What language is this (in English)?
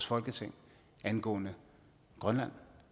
Danish